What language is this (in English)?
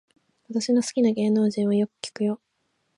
Japanese